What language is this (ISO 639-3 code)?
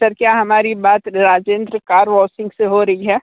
hin